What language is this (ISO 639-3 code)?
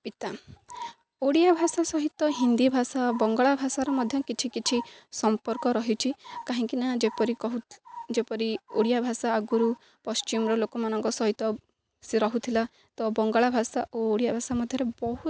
ori